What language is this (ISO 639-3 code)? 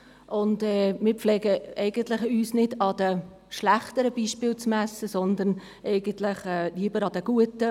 gsw